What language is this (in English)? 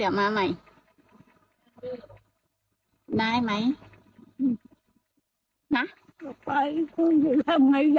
Thai